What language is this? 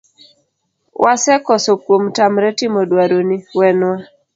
Luo (Kenya and Tanzania)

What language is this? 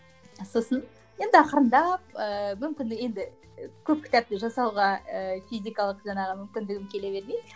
Kazakh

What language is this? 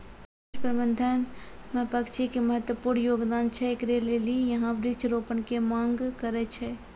Maithili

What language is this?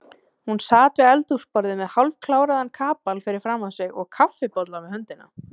Icelandic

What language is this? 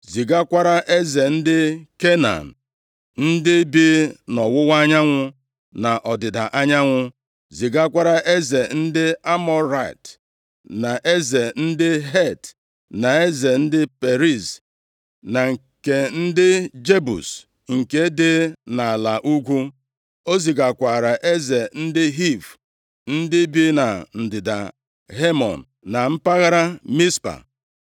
Igbo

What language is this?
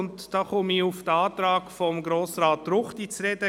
Swiss German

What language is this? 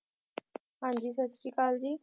Punjabi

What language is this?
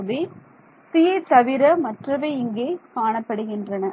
Tamil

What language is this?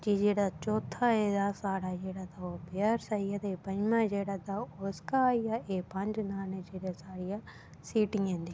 Dogri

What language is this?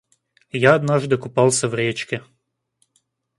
Russian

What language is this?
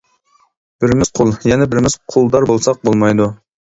Uyghur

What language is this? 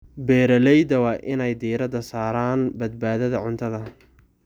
Somali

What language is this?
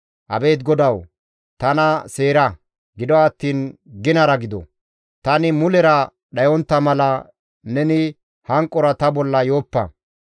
Gamo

